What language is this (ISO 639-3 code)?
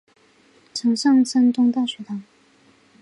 zho